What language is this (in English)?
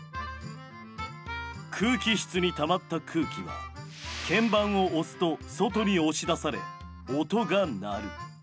Japanese